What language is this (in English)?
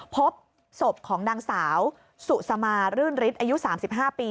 Thai